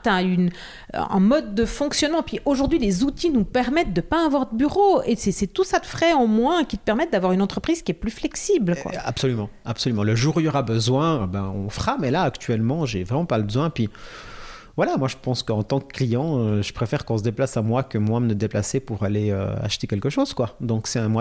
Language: French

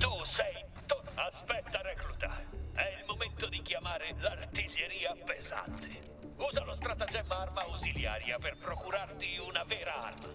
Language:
Italian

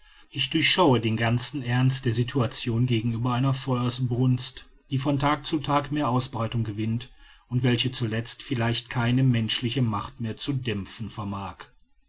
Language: German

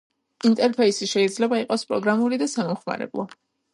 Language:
Georgian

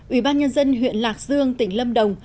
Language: Vietnamese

